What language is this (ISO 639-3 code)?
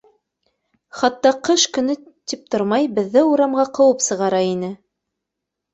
bak